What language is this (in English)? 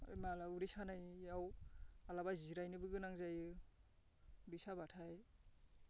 Bodo